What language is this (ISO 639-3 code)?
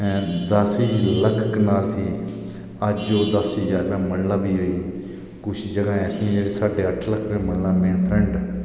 doi